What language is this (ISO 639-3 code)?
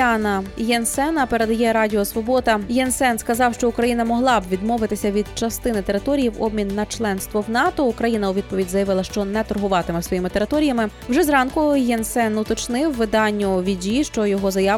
ukr